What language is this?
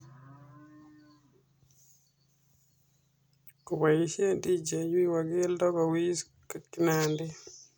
Kalenjin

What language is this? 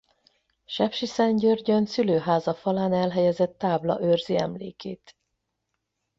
Hungarian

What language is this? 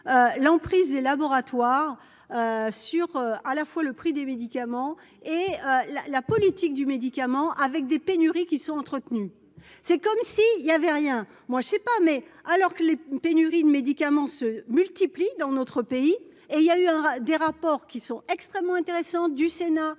French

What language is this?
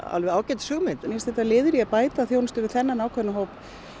Icelandic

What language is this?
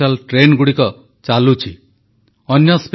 Odia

